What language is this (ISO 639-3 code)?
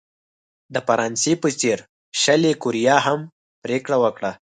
pus